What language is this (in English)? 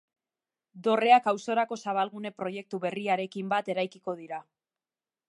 Basque